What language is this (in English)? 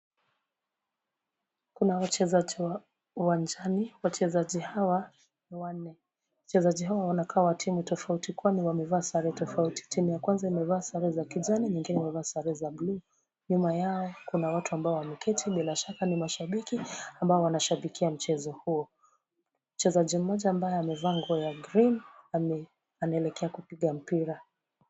Swahili